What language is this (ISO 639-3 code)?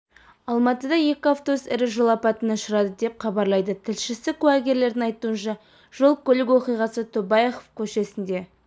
kaz